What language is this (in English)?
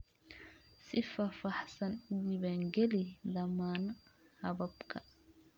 Somali